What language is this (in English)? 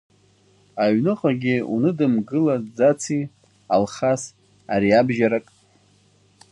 Abkhazian